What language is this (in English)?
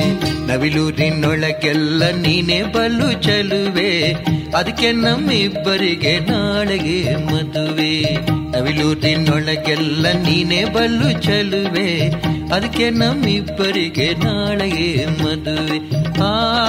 Kannada